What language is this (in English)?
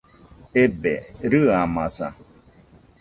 Nüpode Huitoto